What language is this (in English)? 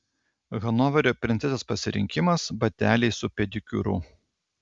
Lithuanian